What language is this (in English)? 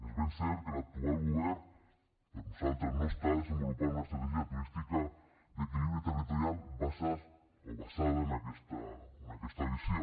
Catalan